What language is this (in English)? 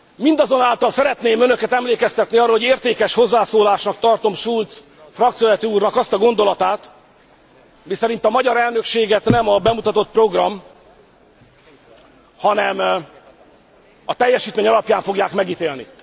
Hungarian